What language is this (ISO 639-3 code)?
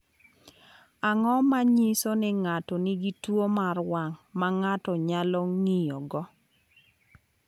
luo